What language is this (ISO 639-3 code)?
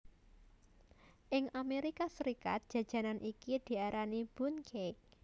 jav